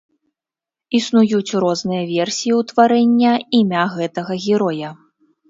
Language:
Belarusian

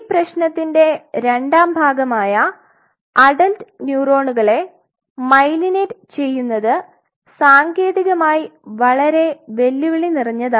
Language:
Malayalam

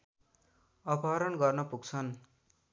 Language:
Nepali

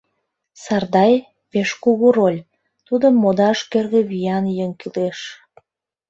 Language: Mari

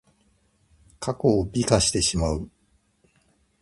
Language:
Japanese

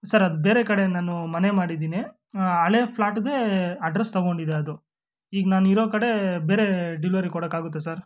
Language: Kannada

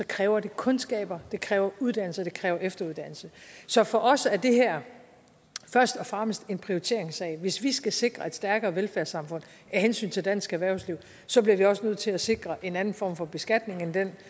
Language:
Danish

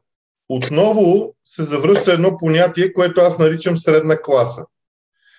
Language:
Bulgarian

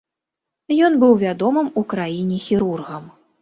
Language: Belarusian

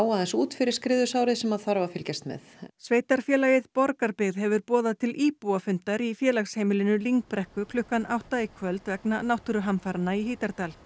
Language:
Icelandic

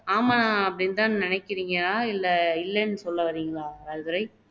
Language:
Tamil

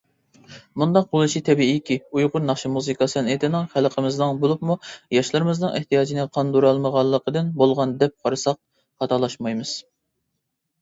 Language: Uyghur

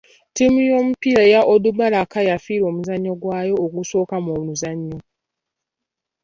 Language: Ganda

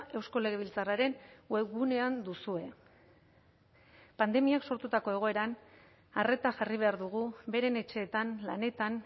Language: Basque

